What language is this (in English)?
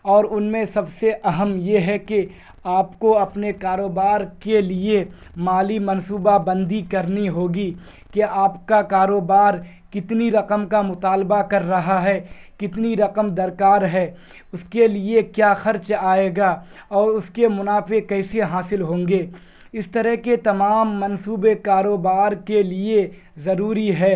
Urdu